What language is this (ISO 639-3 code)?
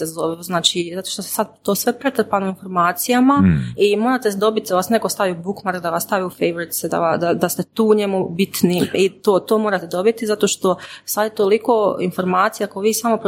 hrv